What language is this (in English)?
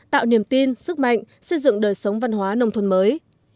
Vietnamese